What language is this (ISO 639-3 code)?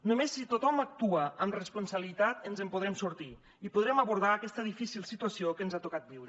cat